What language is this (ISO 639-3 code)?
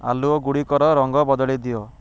ori